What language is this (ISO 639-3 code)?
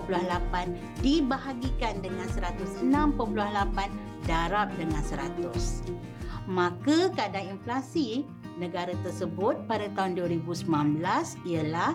msa